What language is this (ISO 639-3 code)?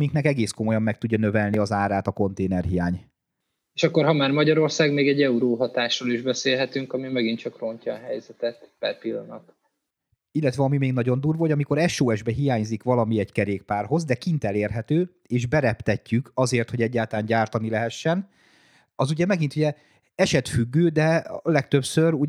hun